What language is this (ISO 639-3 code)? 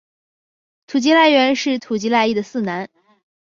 zho